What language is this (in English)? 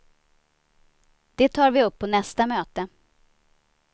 Swedish